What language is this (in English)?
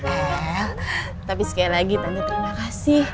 Indonesian